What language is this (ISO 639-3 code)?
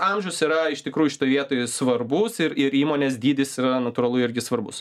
lit